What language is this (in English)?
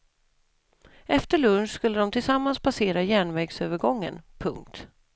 Swedish